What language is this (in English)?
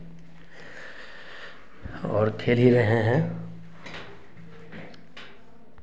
Hindi